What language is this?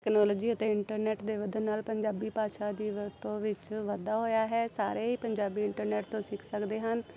Punjabi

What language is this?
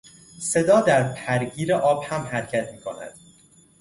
Persian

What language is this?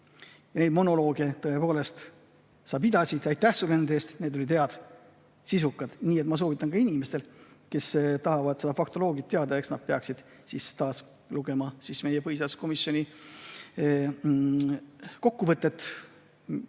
Estonian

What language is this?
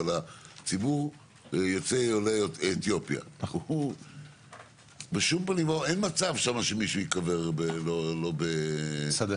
Hebrew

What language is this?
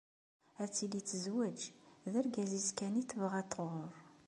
Kabyle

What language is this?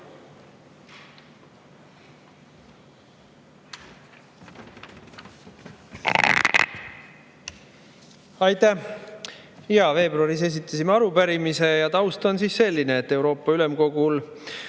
Estonian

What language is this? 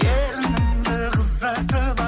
Kazakh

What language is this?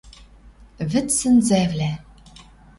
Western Mari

